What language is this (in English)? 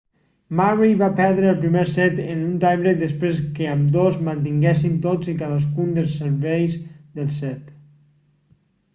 Catalan